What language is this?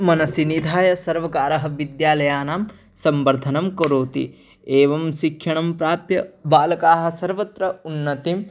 Sanskrit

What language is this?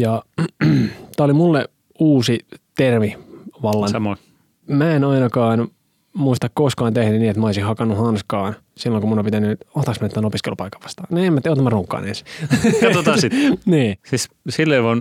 Finnish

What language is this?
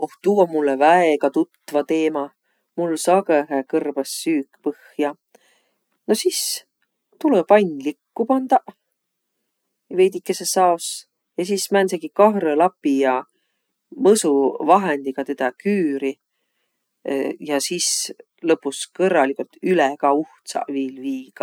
Võro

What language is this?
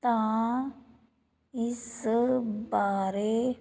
Punjabi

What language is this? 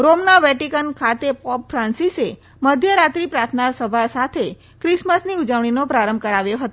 Gujarati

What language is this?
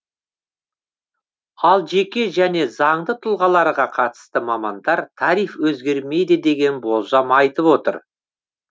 Kazakh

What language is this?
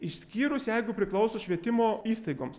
Lithuanian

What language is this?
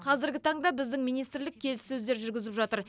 Kazakh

